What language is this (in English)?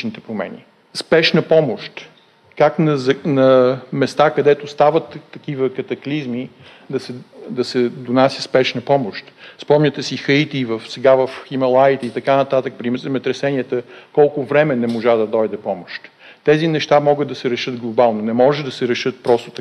Bulgarian